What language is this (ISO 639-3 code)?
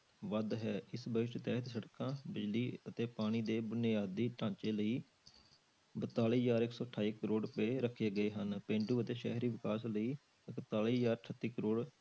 pan